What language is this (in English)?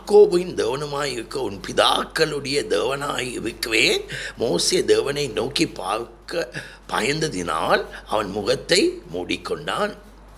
Tamil